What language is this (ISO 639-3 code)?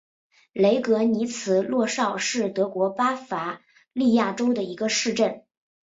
zho